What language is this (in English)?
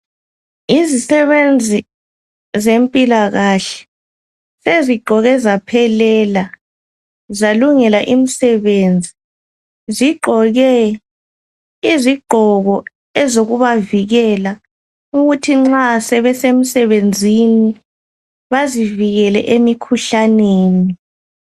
North Ndebele